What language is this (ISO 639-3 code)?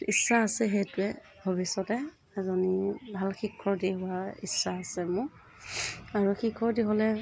asm